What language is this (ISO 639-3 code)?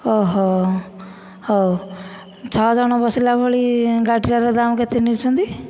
ori